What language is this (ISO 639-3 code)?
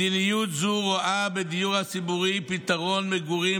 heb